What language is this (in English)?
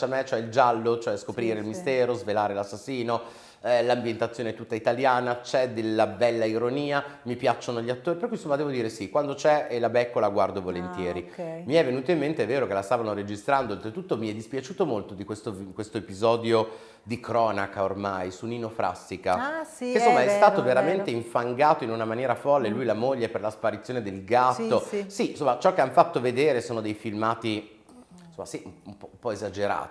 Italian